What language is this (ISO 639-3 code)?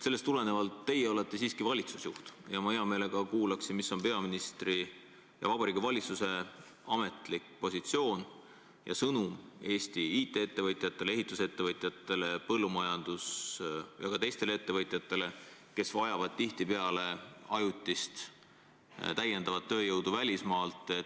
est